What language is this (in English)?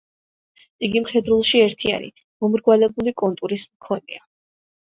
Georgian